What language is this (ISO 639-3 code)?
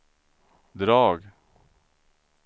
swe